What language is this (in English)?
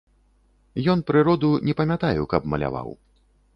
Belarusian